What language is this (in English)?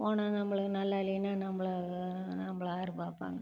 Tamil